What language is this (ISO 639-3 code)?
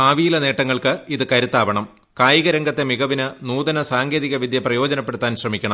mal